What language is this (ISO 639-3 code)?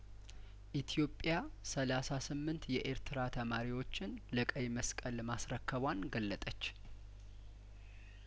amh